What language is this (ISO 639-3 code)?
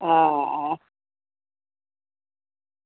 guj